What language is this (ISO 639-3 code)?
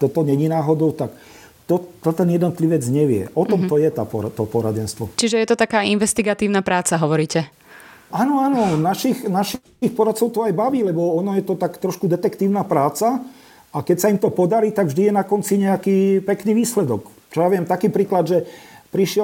slk